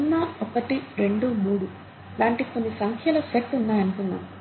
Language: Telugu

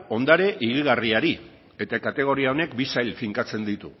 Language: Basque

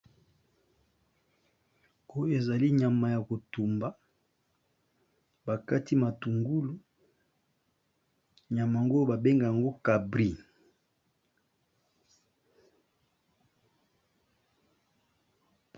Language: Lingala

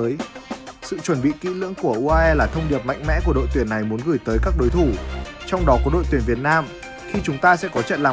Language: Vietnamese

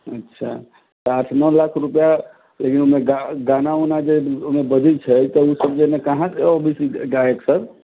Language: Maithili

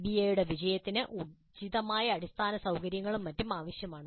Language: Malayalam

